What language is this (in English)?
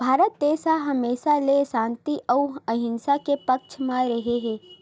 Chhattisgarhi